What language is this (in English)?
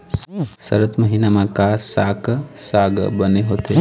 Chhattisgarhi